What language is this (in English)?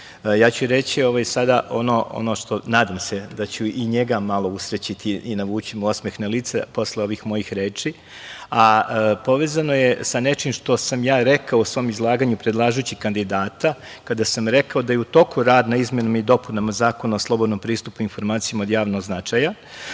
Serbian